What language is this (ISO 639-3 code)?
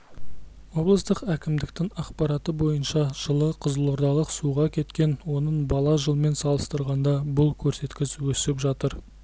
kaz